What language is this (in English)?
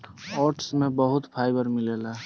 Bhojpuri